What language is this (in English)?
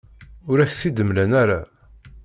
Kabyle